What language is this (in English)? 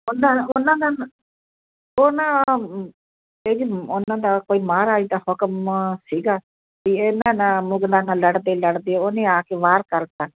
Punjabi